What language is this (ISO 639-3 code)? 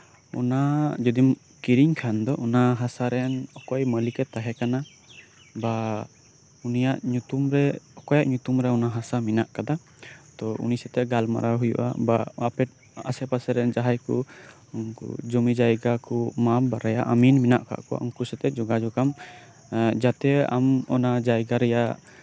sat